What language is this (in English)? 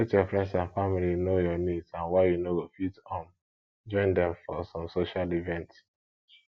Nigerian Pidgin